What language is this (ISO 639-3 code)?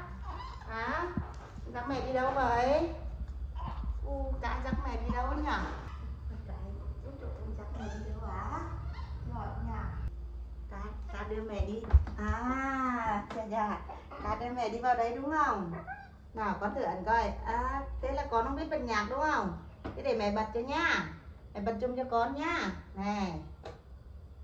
vie